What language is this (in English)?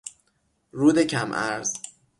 Persian